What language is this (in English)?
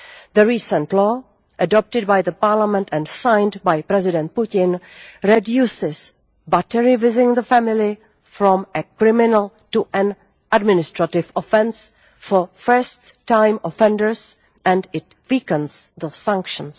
English